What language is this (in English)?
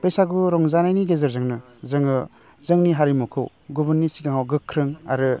Bodo